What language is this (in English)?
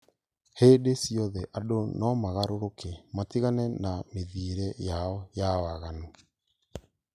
Kikuyu